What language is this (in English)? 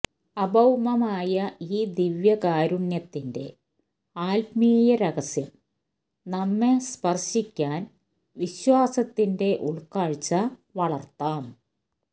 Malayalam